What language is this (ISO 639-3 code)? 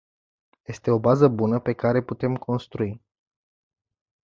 ron